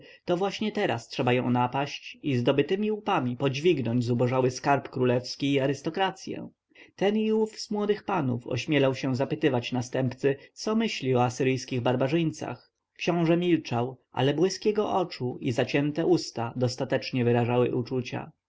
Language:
Polish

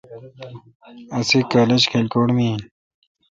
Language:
Kalkoti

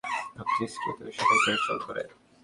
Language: Bangla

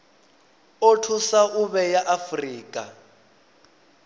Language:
Venda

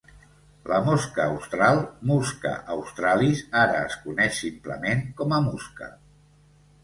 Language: Catalan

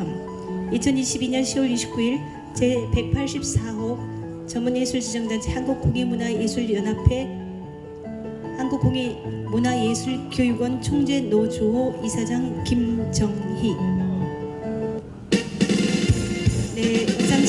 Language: Korean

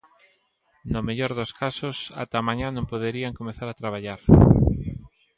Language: Galician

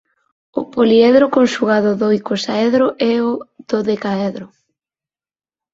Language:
Galician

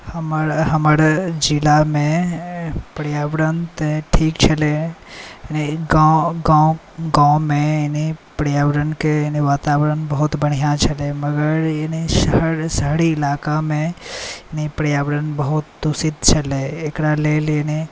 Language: Maithili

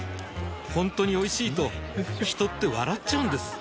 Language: Japanese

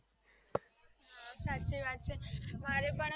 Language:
Gujarati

